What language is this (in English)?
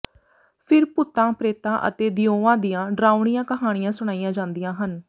Punjabi